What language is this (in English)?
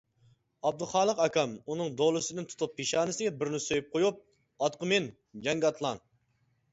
Uyghur